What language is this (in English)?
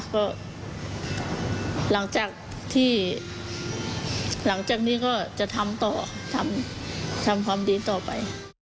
Thai